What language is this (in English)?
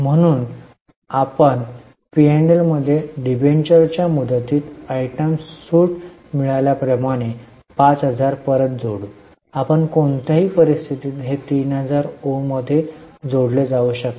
Marathi